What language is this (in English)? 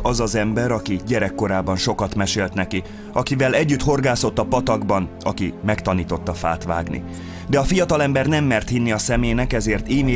Hungarian